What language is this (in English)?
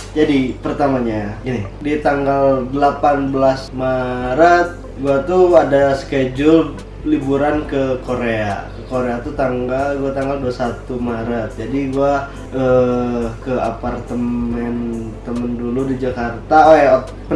Indonesian